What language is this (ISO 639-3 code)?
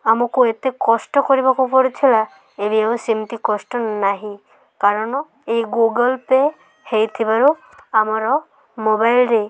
ori